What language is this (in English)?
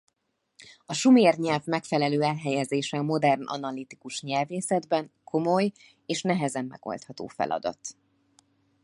Hungarian